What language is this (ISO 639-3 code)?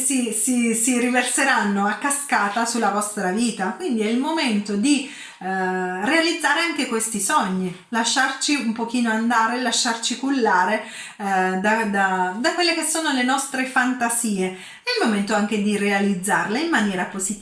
ita